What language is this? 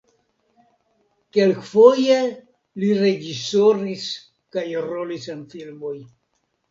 Esperanto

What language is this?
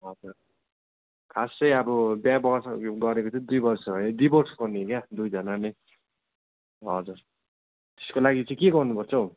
Nepali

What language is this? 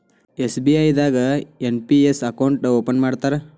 Kannada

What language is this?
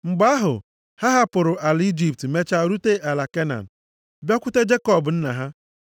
Igbo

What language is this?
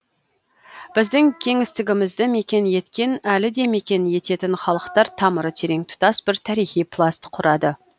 Kazakh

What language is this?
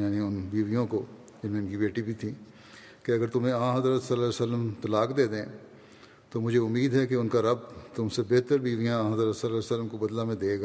Urdu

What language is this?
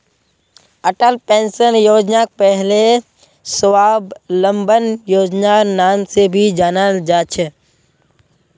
Magahi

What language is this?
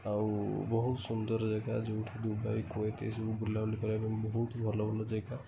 Odia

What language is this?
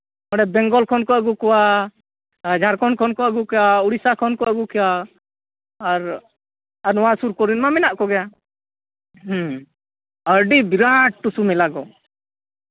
Santali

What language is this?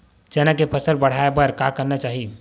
Chhattisgarhi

